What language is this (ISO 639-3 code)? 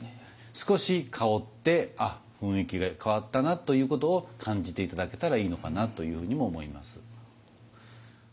jpn